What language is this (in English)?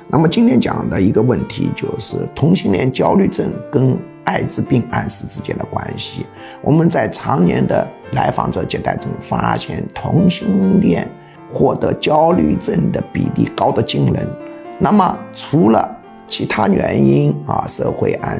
Chinese